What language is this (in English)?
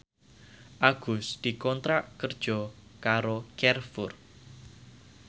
Javanese